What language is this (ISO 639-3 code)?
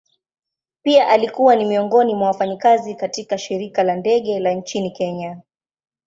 swa